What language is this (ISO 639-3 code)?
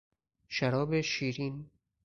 fas